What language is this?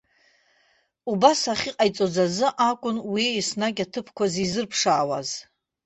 Abkhazian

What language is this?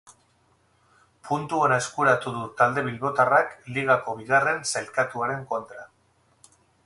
Basque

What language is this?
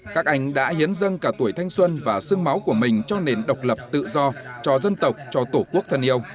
Vietnamese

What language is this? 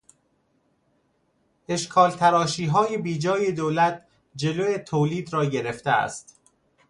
Persian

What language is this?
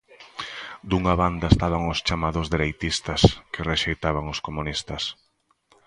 Galician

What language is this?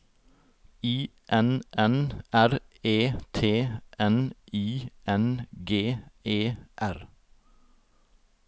Norwegian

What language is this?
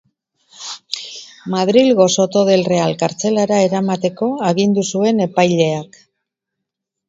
Basque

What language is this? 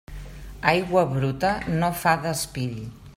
Catalan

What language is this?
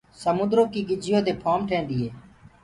Gurgula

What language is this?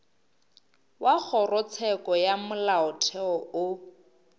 Northern Sotho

